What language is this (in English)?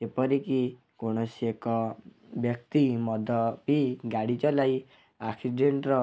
Odia